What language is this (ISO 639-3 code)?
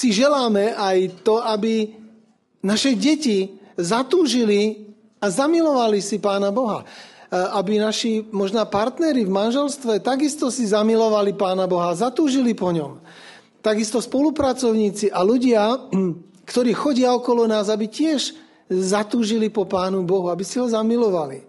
slk